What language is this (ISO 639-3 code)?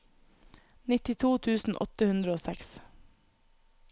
nor